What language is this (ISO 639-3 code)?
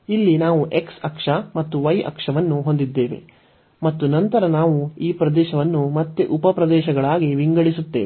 kan